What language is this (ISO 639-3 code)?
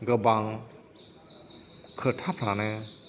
brx